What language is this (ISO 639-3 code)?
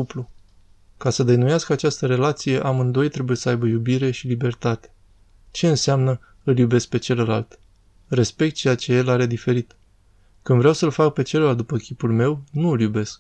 ron